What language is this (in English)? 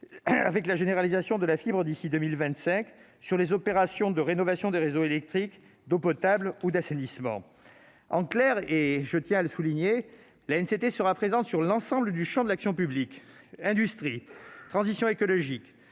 French